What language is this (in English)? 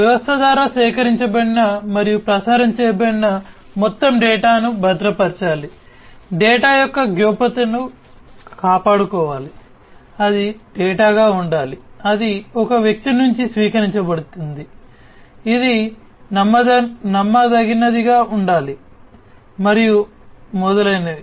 Telugu